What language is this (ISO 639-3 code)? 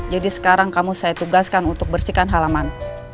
ind